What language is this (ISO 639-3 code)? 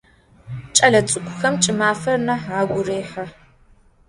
ady